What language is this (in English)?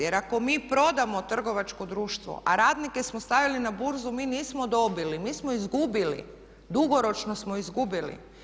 Croatian